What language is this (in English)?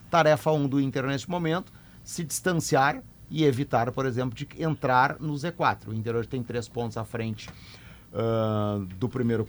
Portuguese